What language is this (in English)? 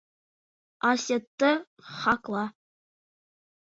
Bashkir